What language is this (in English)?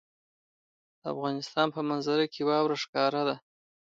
Pashto